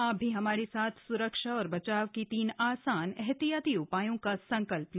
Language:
Hindi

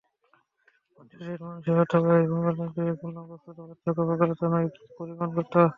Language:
Bangla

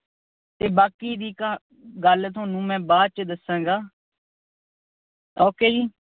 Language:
Punjabi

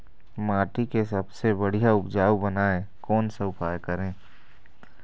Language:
Chhattisgarhi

